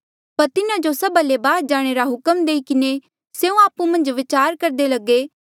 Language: Mandeali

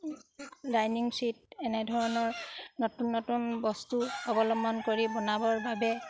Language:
Assamese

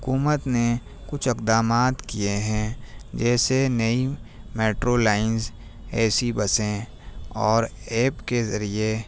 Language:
Urdu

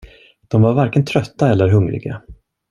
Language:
Swedish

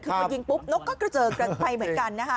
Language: Thai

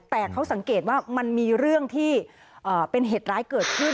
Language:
Thai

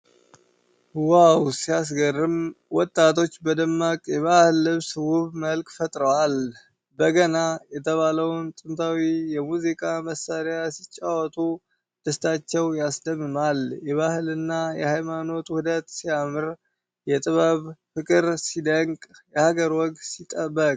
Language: Amharic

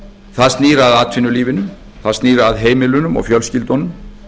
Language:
Icelandic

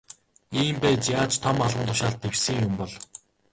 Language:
Mongolian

